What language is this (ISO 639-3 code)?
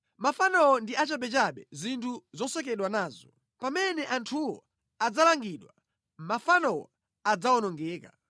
nya